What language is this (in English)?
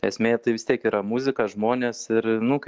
Lithuanian